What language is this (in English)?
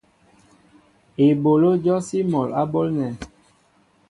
Mbo (Cameroon)